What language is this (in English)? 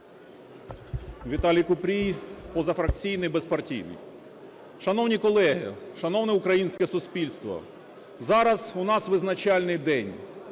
Ukrainian